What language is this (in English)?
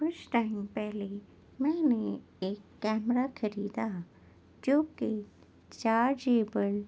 Urdu